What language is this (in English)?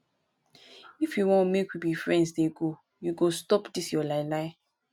Nigerian Pidgin